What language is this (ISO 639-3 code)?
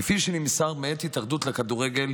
heb